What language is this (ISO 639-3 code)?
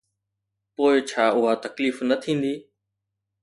snd